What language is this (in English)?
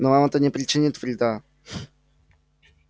Russian